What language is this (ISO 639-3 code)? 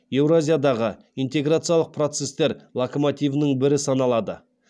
kaz